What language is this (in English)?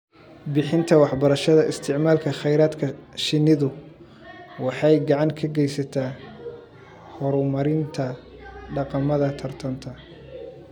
Somali